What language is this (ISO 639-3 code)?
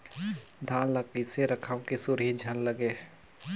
hne